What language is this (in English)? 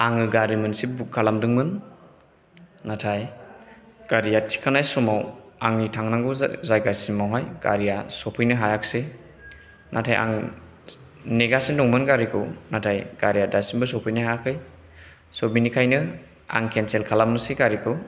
Bodo